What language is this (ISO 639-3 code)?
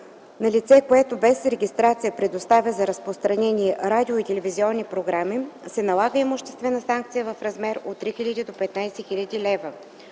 bul